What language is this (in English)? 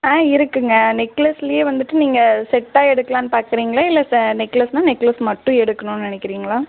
Tamil